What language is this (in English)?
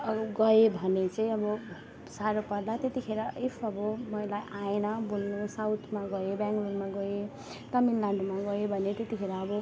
Nepali